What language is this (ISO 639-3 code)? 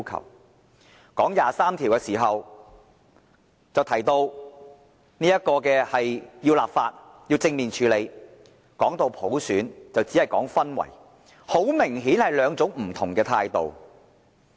yue